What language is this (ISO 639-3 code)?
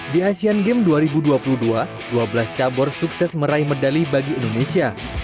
ind